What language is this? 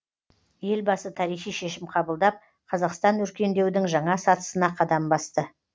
Kazakh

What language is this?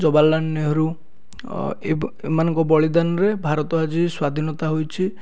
Odia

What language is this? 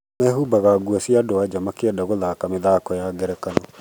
Kikuyu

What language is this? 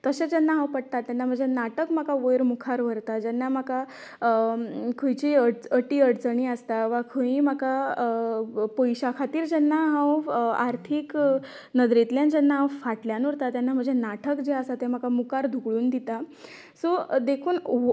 Konkani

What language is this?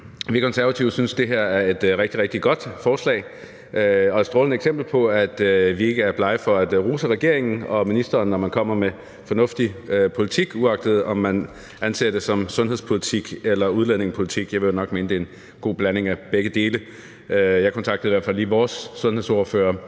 Danish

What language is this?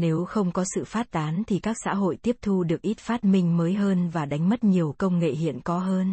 Vietnamese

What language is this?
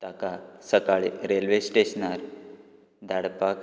Konkani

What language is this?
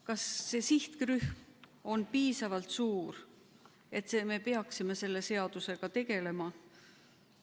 Estonian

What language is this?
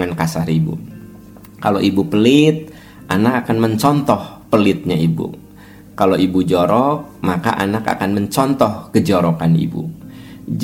Indonesian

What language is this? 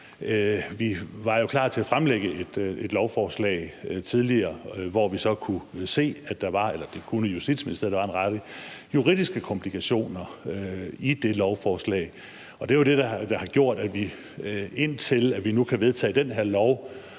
Danish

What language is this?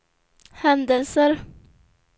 Swedish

